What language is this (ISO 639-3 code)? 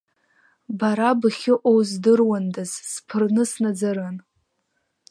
abk